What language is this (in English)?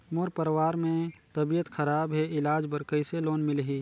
Chhattisgarhi